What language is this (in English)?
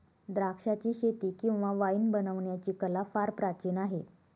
Marathi